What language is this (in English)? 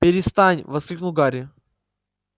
Russian